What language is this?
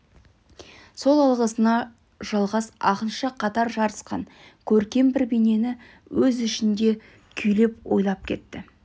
Kazakh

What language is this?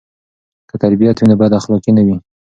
Pashto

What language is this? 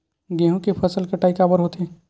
Chhattisgarhi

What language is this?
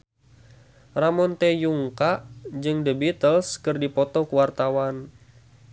Sundanese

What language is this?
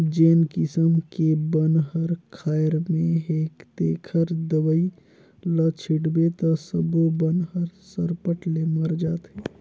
Chhattisgarhi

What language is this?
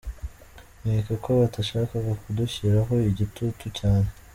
Kinyarwanda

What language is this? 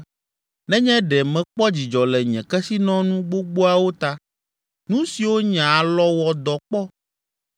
Ewe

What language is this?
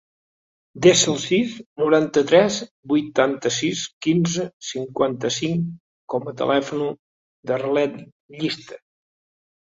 Catalan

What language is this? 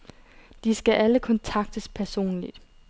Danish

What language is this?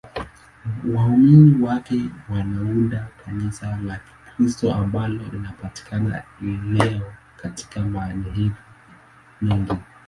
Swahili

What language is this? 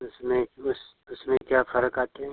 Hindi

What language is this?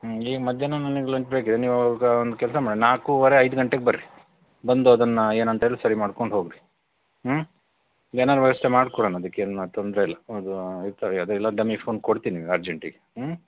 Kannada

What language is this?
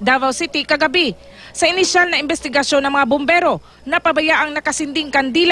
Filipino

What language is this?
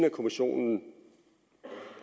Danish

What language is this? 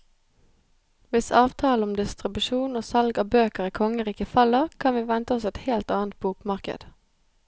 Norwegian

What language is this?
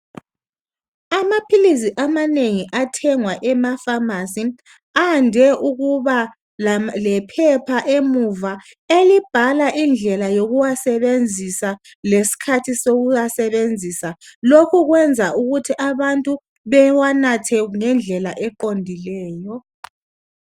North Ndebele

